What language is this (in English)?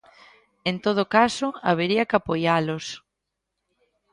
Galician